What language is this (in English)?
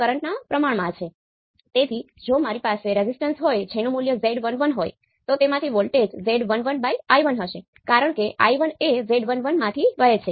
Gujarati